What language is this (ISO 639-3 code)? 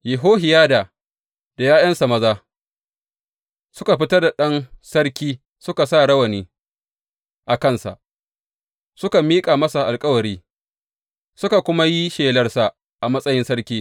hau